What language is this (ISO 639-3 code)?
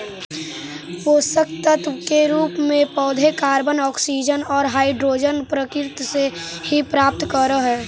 mag